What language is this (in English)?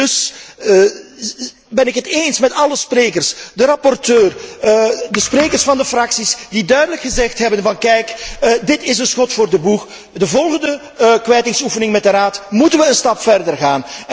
Dutch